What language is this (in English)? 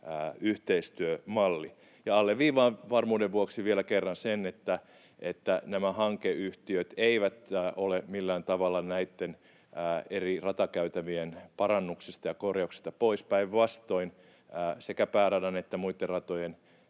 Finnish